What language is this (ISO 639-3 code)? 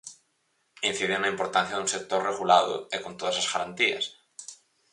glg